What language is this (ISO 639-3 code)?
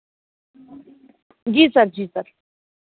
hin